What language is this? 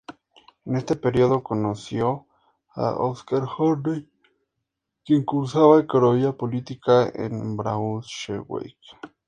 Spanish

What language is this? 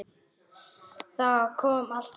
Icelandic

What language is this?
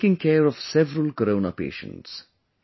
English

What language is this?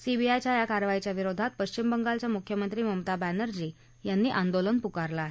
Marathi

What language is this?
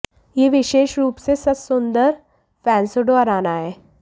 Hindi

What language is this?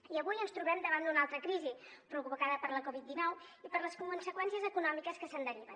Catalan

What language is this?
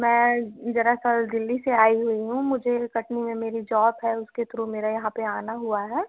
Hindi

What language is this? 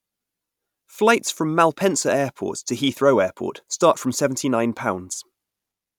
English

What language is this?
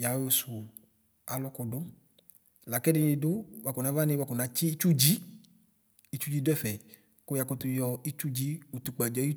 Ikposo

